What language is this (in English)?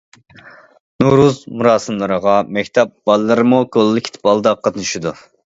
Uyghur